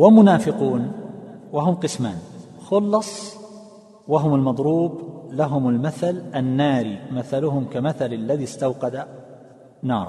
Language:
Arabic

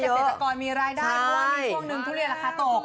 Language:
Thai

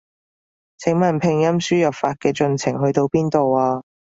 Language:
Cantonese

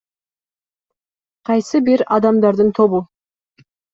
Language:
Kyrgyz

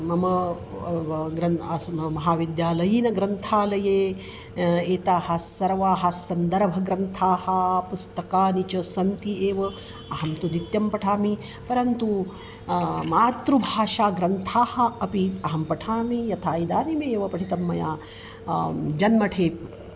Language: Sanskrit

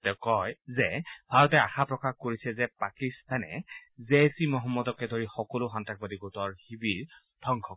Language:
Assamese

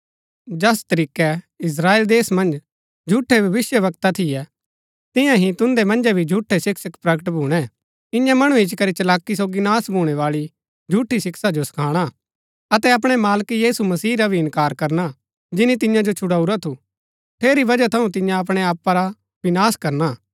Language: Gaddi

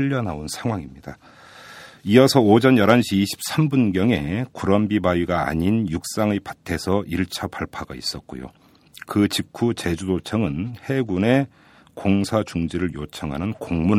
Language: Korean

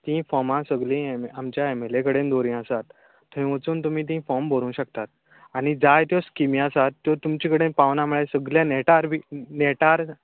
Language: Konkani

